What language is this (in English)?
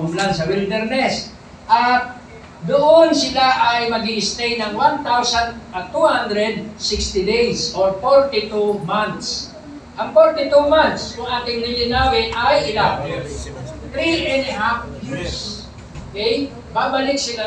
Filipino